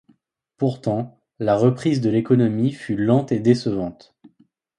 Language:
French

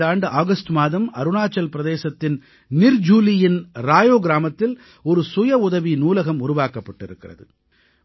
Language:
Tamil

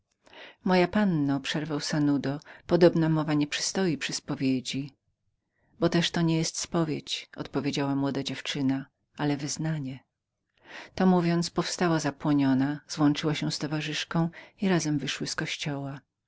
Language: Polish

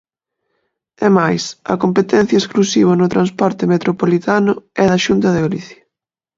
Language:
Galician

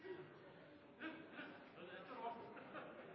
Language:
Norwegian Bokmål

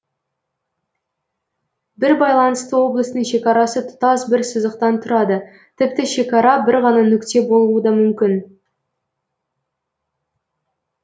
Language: Kazakh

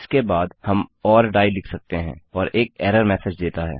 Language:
Hindi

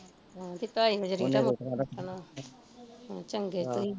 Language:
Punjabi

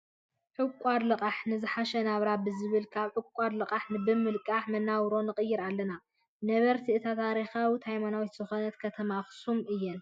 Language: Tigrinya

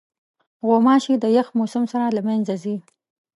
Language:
Pashto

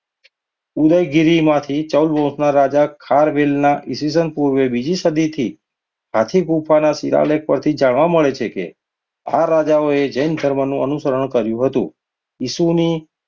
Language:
Gujarati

